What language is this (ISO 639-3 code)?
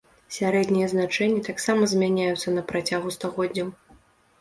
bel